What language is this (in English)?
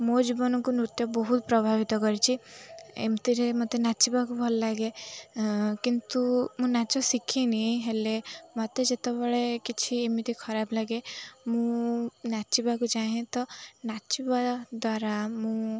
Odia